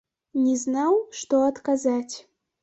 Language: Belarusian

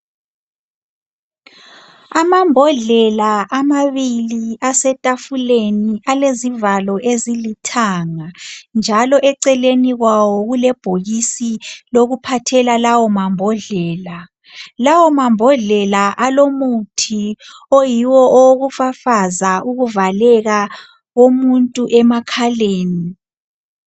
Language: North Ndebele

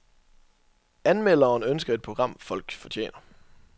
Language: Danish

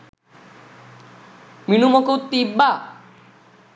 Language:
Sinhala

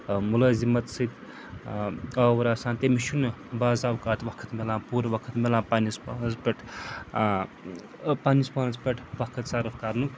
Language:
Kashmiri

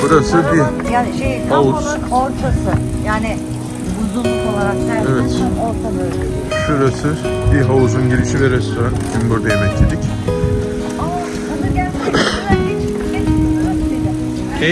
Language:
Turkish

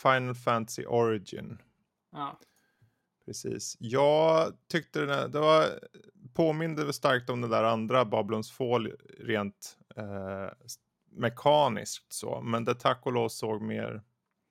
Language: Swedish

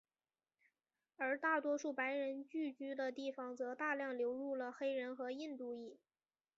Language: Chinese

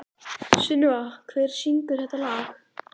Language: Icelandic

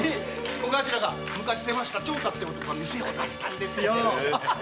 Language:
Japanese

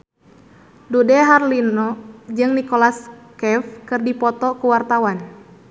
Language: Sundanese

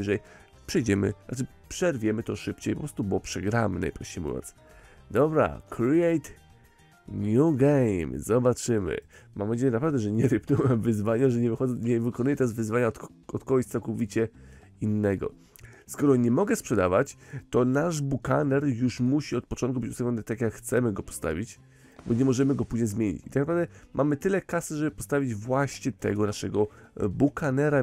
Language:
Polish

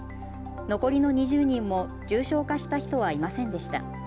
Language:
Japanese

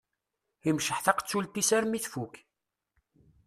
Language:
Kabyle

